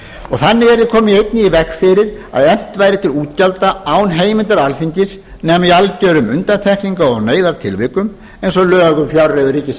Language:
Icelandic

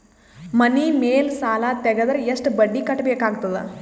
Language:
Kannada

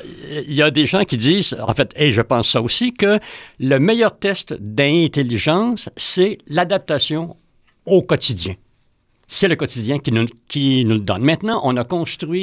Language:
French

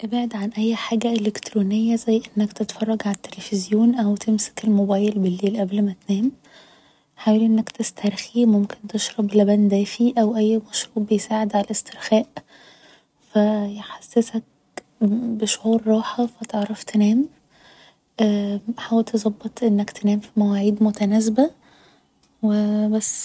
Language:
Egyptian Arabic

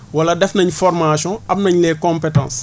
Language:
Wolof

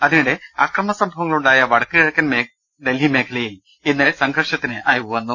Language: Malayalam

